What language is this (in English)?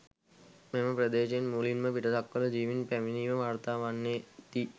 Sinhala